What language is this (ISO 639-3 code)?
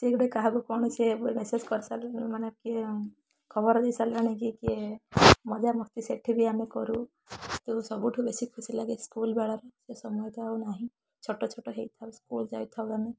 ori